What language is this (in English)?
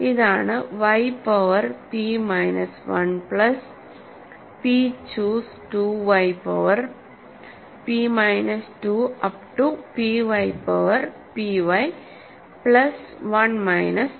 Malayalam